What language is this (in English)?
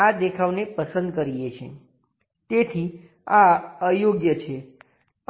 Gujarati